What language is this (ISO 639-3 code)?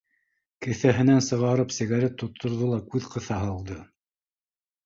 bak